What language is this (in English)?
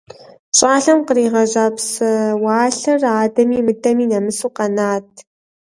Kabardian